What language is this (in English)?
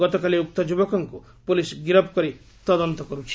Odia